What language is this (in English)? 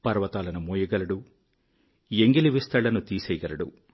Telugu